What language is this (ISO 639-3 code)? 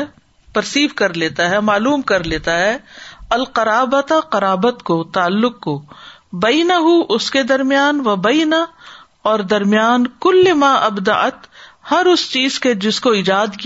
urd